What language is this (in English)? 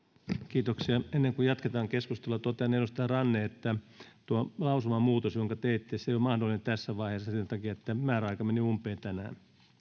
Finnish